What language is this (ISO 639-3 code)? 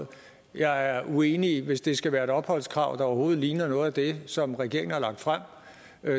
dan